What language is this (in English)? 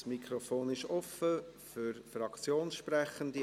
Swiss German